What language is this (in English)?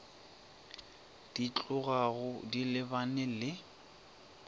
Northern Sotho